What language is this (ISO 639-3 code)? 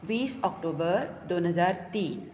kok